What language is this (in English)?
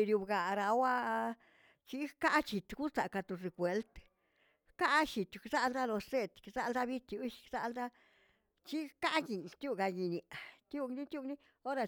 Tilquiapan Zapotec